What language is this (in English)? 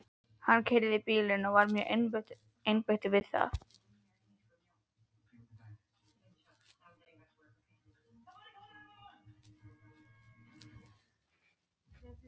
Icelandic